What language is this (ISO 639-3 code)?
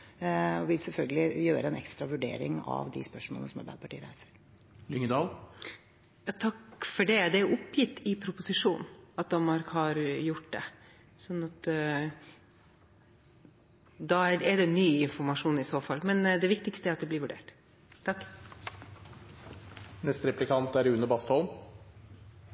nob